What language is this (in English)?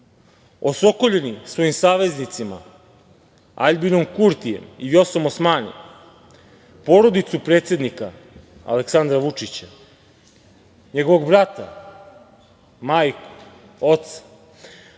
Serbian